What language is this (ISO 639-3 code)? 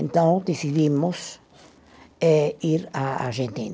por